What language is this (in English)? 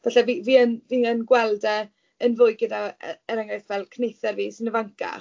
Welsh